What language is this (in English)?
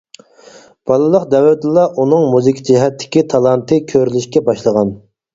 Uyghur